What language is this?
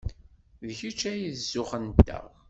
Kabyle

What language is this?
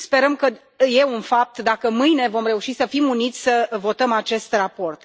Romanian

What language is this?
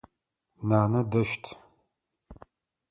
Adyghe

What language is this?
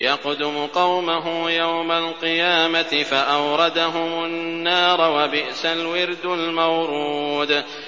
Arabic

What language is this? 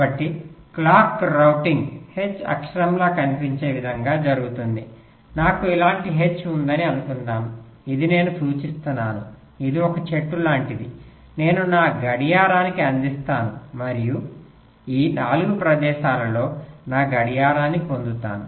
Telugu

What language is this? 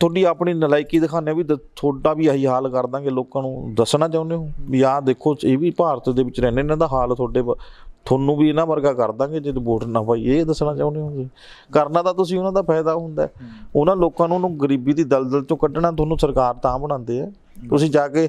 Dutch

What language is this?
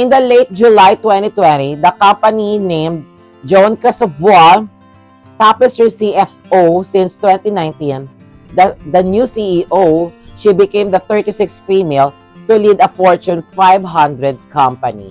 Filipino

